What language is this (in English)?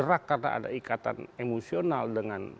Indonesian